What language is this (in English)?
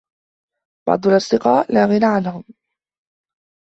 Arabic